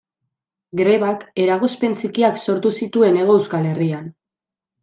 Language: Basque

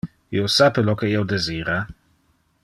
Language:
Interlingua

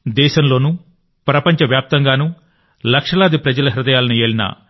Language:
Telugu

